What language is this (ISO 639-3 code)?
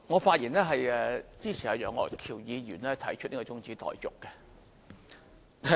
yue